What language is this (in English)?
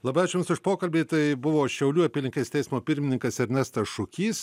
Lithuanian